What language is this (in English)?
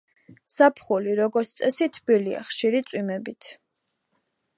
Georgian